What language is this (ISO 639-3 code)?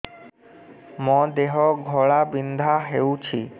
ori